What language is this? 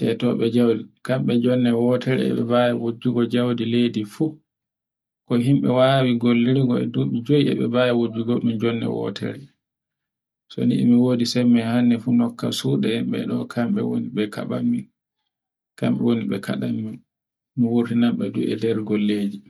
Borgu Fulfulde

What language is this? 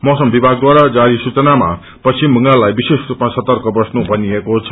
Nepali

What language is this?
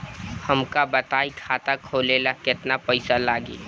Bhojpuri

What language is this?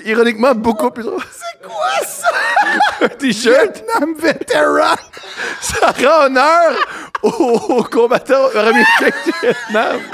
French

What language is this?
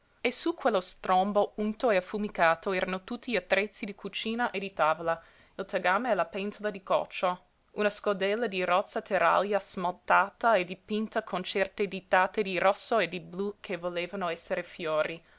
Italian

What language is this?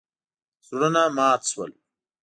Pashto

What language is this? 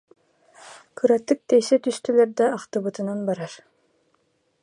Yakut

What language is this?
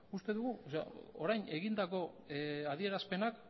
Basque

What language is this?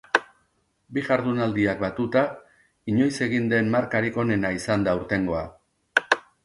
Basque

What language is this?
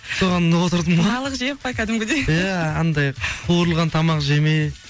Kazakh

